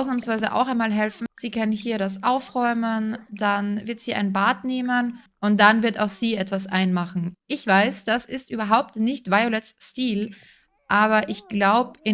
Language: German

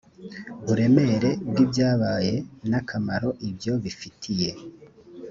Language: Kinyarwanda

